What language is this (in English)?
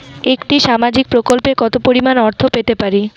Bangla